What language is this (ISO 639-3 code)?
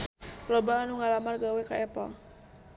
sun